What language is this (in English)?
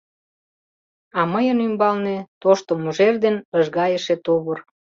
Mari